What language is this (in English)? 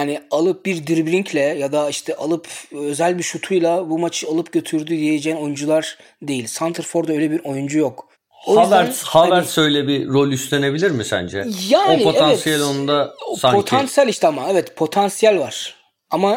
Turkish